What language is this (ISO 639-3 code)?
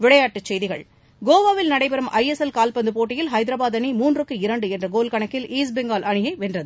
tam